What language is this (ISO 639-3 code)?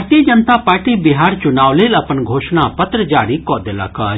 mai